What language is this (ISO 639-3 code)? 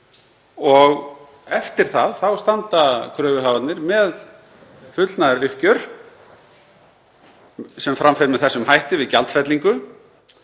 isl